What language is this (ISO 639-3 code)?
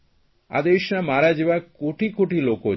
guj